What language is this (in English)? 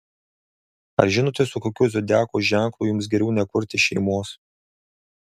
Lithuanian